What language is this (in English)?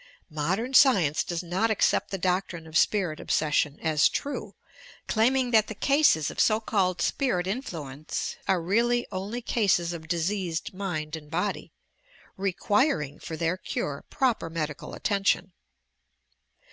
English